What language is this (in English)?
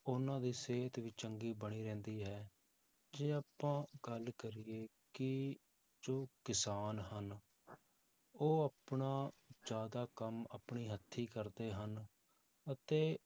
Punjabi